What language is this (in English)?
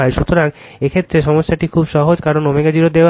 Bangla